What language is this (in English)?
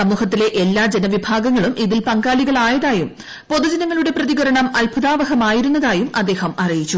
Malayalam